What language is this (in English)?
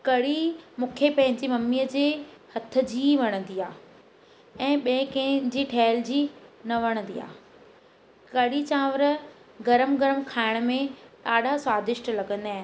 Sindhi